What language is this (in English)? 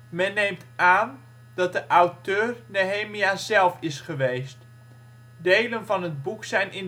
Dutch